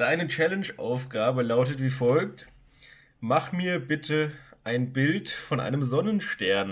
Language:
German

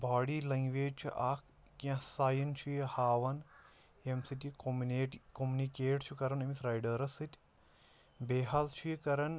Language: Kashmiri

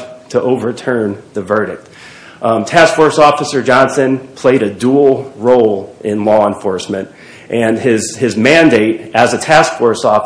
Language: English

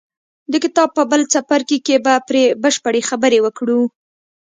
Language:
Pashto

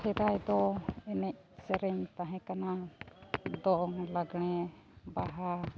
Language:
Santali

